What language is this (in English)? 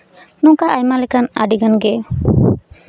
Santali